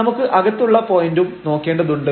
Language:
Malayalam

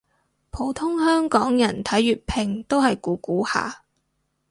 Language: Cantonese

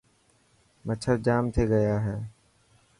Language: Dhatki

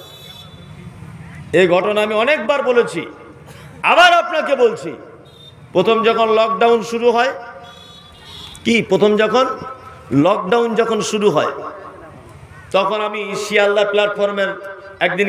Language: Hindi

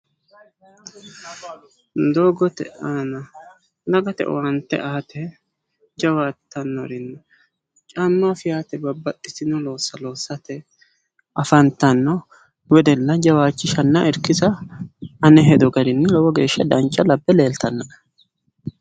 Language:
Sidamo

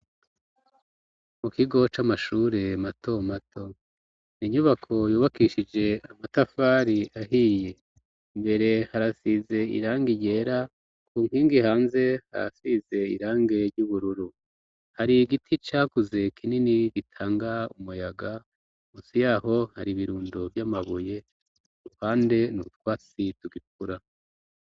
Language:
Rundi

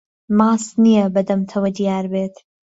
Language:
Central Kurdish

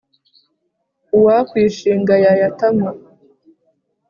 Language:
Kinyarwanda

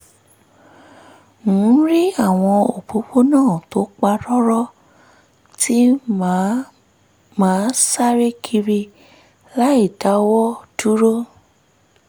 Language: Yoruba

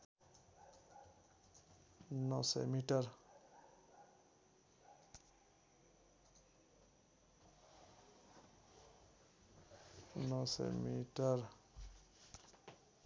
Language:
Nepali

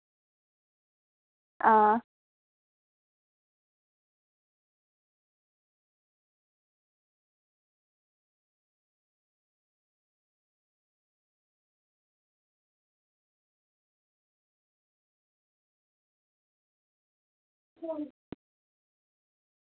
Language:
Dogri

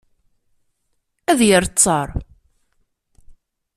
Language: Kabyle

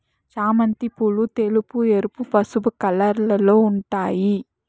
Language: Telugu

